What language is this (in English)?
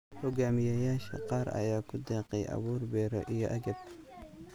Somali